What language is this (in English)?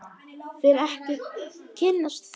Icelandic